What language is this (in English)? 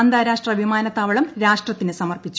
Malayalam